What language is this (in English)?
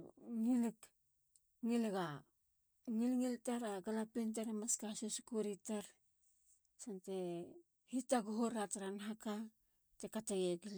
Halia